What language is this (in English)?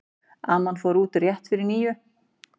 Icelandic